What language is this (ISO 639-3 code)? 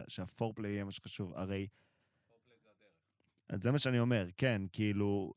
heb